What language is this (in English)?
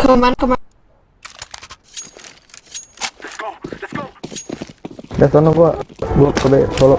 Indonesian